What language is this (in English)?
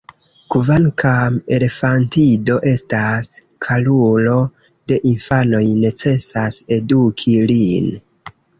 Esperanto